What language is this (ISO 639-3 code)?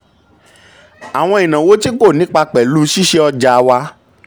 yor